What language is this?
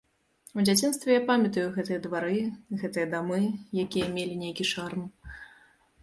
Belarusian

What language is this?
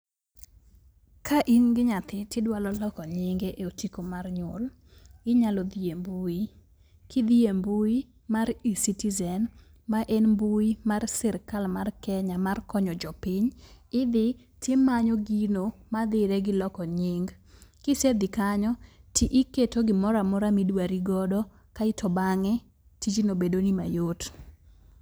Luo (Kenya and Tanzania)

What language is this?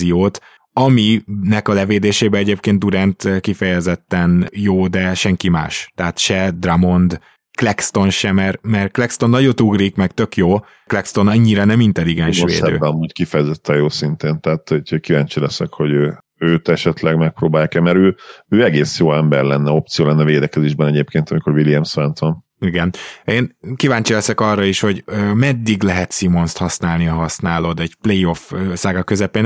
Hungarian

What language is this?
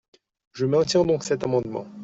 French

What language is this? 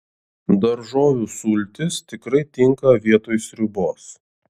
Lithuanian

